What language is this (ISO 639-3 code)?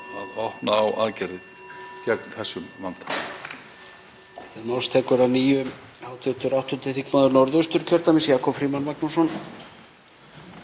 isl